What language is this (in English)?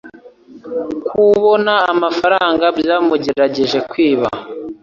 Kinyarwanda